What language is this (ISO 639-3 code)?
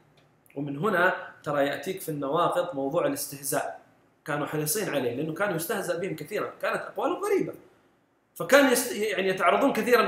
ara